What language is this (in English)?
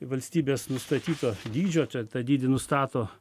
Lithuanian